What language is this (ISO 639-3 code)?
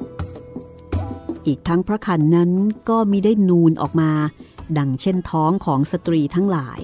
tha